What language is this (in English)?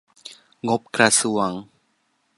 Thai